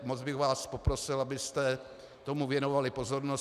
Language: Czech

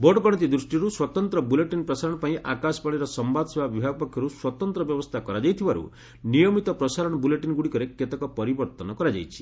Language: Odia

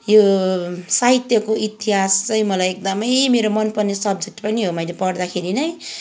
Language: Nepali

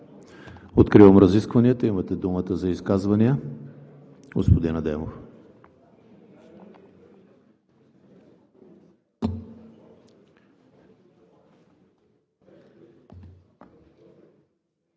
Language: Bulgarian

